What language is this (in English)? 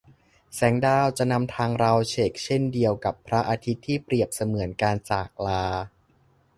Thai